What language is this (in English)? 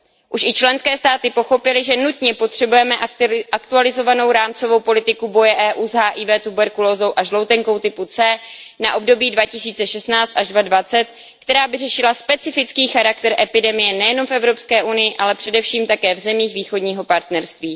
Czech